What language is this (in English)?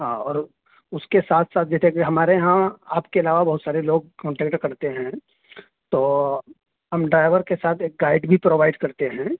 Urdu